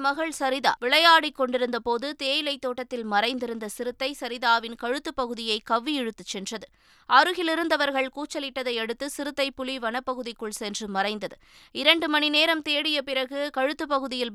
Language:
Tamil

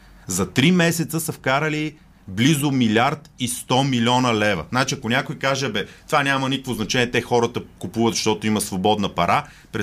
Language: Bulgarian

